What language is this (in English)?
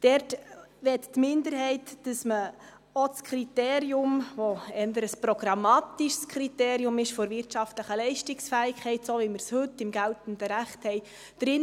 Swiss German